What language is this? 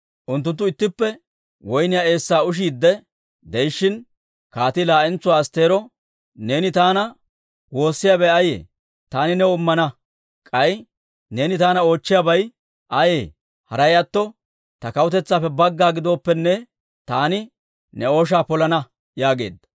Dawro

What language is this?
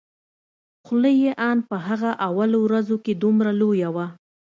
Pashto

